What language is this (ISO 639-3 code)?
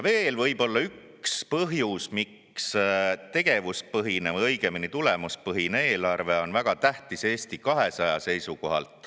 est